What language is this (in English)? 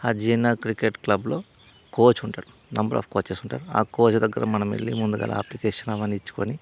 Telugu